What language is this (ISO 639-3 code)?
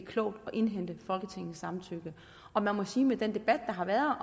dan